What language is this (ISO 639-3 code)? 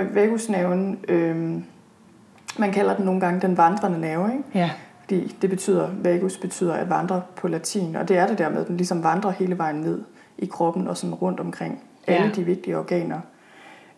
dan